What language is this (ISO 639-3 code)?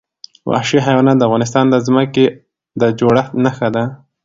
pus